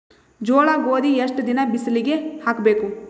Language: Kannada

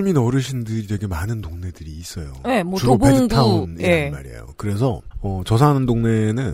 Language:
Korean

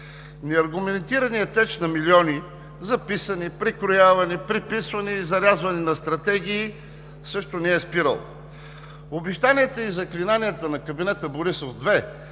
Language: Bulgarian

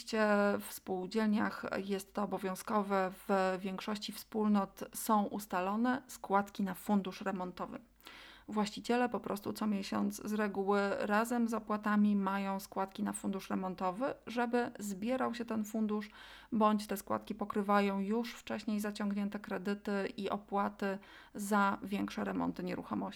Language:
Polish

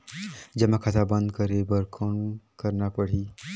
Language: Chhattisgarhi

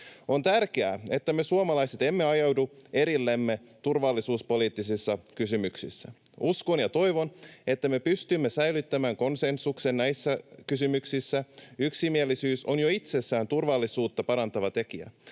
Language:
Finnish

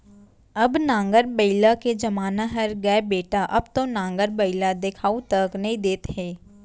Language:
Chhattisgarhi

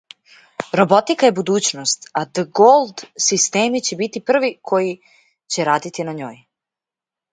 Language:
Serbian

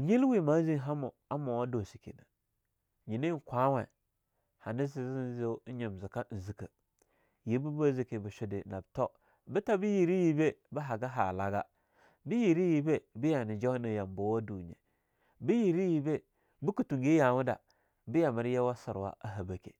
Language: Longuda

